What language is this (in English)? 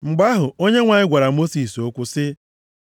Igbo